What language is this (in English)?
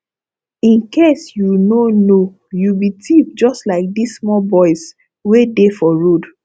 Nigerian Pidgin